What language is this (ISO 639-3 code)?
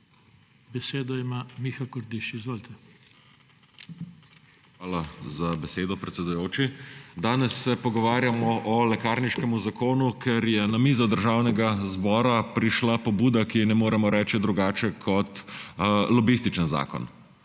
slv